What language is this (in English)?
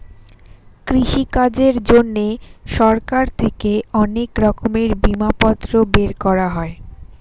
Bangla